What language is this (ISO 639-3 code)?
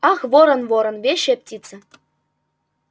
rus